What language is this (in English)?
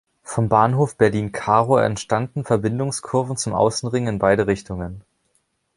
German